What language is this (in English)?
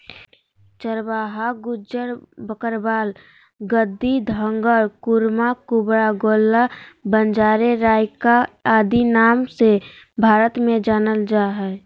Magahi